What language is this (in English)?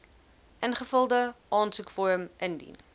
Afrikaans